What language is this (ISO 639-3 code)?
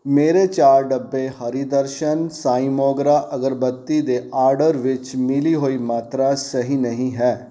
pan